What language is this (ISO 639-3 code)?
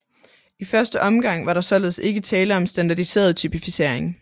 dan